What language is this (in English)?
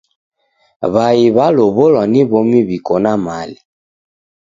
Taita